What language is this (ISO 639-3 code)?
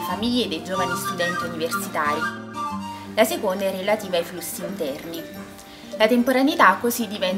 ita